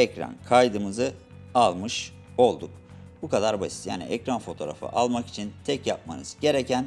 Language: Turkish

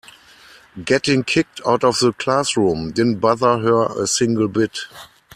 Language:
English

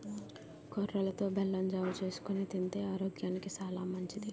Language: Telugu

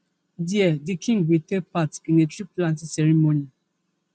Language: Nigerian Pidgin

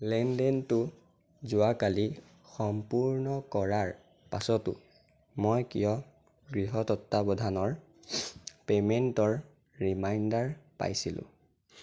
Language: Assamese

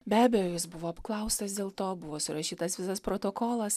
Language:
Lithuanian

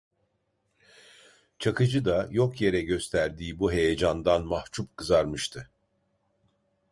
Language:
Turkish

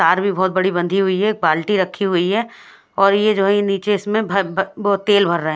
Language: Hindi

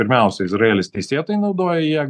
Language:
Lithuanian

